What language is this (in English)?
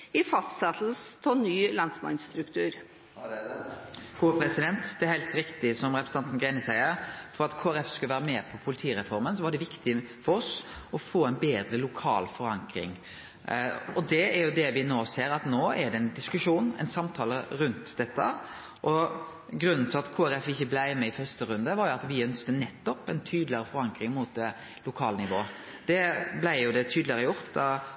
Norwegian